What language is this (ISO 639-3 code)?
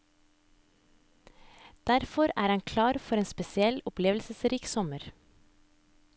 nor